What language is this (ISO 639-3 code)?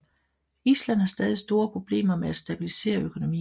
dan